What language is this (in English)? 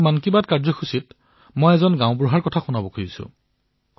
Assamese